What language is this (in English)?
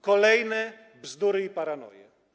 Polish